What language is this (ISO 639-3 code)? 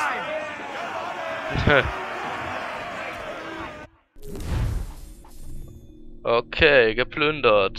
deu